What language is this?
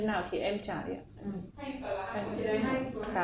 Vietnamese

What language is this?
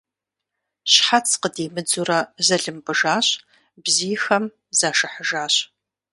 Kabardian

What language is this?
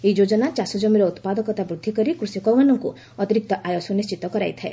Odia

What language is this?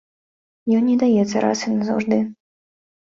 Belarusian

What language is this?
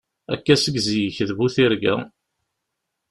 Kabyle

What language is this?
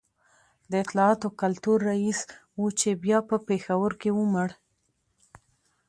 Pashto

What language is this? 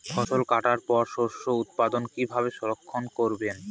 Bangla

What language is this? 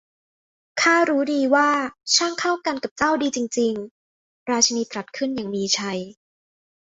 Thai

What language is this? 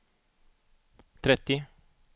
Swedish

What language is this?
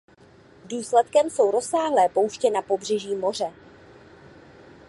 Czech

